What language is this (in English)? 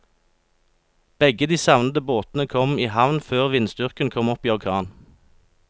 Norwegian